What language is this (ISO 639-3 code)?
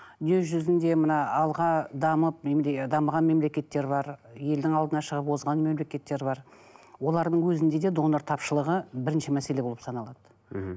kaz